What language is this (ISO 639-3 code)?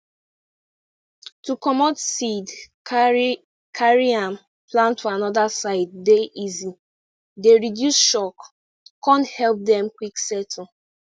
pcm